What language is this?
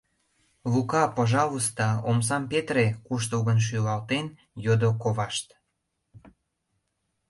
Mari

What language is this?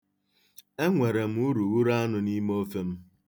Igbo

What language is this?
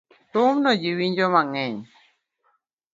Luo (Kenya and Tanzania)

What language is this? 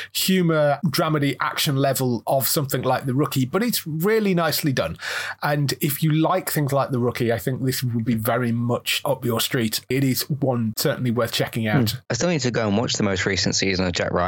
English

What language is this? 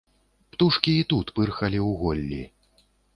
Belarusian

